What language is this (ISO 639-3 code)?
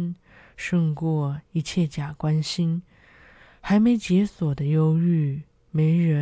zho